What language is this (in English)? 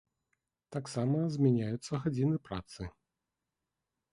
Belarusian